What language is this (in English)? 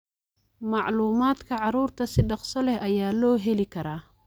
Somali